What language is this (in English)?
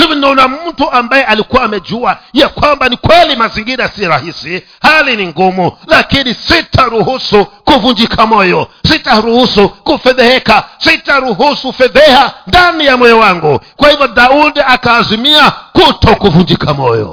Swahili